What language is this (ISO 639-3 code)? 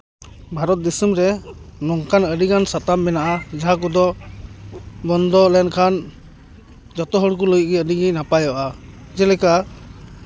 sat